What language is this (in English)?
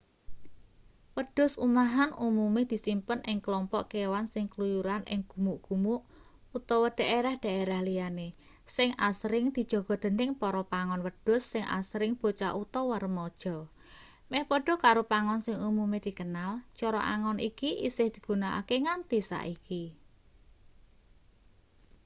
Javanese